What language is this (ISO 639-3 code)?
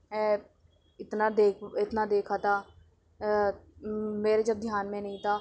urd